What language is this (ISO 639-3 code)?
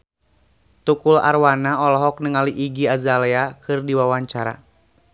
sun